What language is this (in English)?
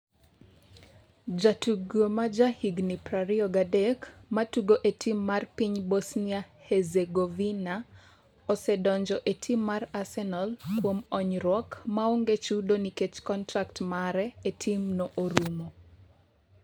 Luo (Kenya and Tanzania)